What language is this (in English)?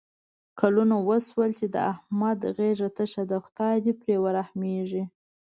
Pashto